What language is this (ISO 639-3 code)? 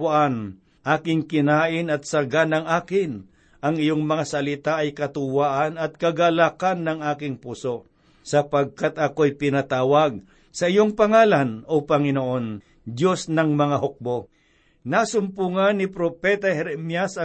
fil